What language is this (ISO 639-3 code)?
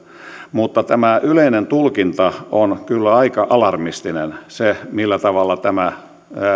fin